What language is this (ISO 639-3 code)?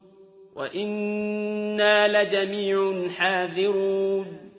ara